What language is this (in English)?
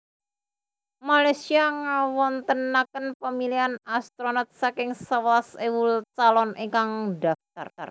Javanese